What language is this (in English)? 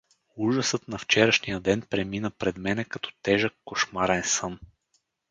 Bulgarian